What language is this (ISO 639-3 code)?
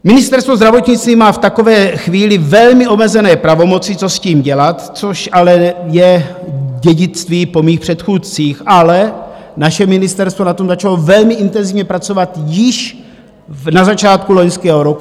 ces